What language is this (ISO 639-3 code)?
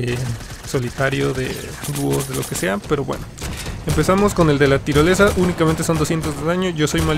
spa